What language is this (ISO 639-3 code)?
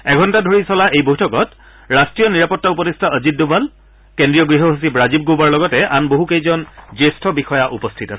asm